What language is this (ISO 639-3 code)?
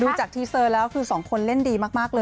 tha